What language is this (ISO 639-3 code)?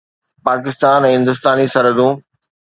snd